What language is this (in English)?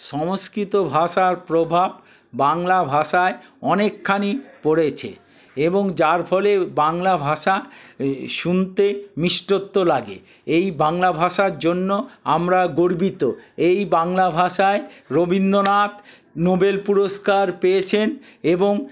Bangla